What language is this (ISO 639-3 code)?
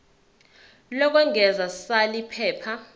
zul